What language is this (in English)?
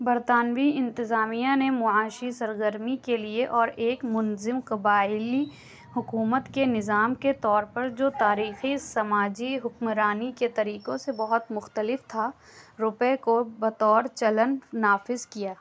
Urdu